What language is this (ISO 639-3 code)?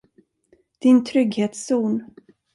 swe